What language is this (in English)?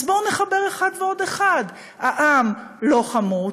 Hebrew